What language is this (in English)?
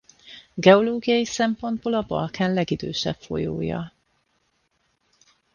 Hungarian